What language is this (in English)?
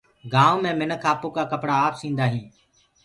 Gurgula